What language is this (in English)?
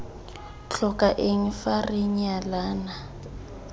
Tswana